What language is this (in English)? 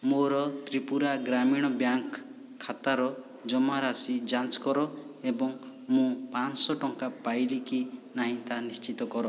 Odia